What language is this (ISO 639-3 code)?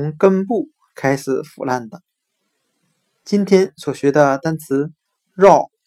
zho